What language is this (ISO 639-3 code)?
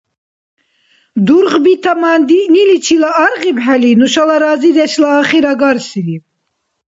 dar